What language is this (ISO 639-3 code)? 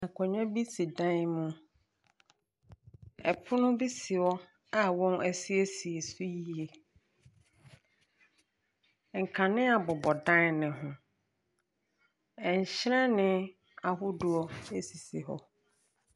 aka